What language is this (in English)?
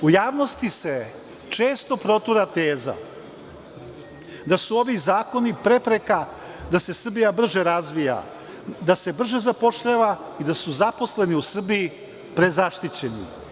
Serbian